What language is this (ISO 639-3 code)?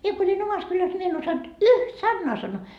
fin